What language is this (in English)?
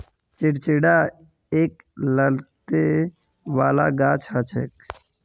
Magahi